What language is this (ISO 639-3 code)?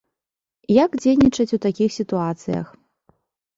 bel